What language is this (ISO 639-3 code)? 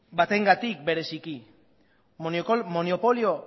eus